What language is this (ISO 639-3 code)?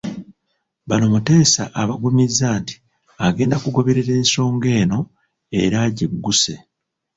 lug